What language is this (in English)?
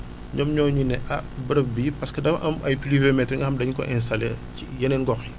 Wolof